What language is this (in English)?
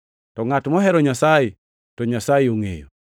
Luo (Kenya and Tanzania)